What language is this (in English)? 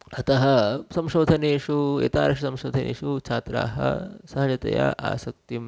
Sanskrit